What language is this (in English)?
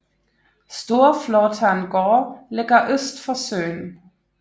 Danish